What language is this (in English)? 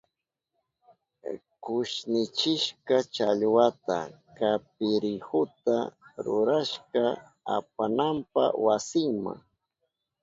Southern Pastaza Quechua